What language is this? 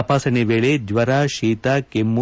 Kannada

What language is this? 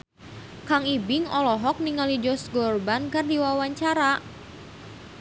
Sundanese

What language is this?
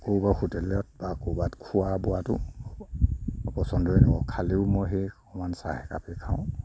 Assamese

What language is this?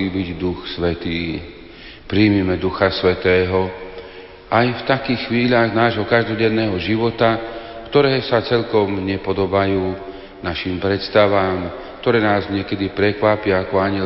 Slovak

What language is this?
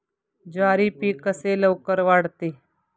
Marathi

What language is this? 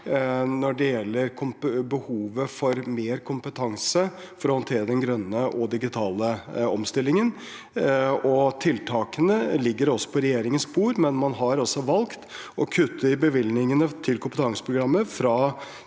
Norwegian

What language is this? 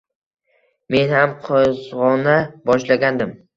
Uzbek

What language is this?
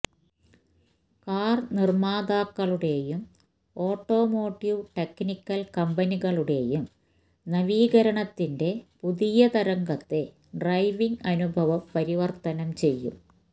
Malayalam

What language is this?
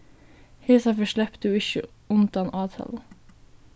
Faroese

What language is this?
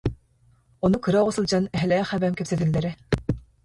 Yakut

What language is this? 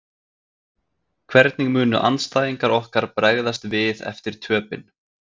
Icelandic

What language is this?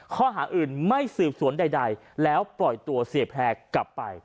Thai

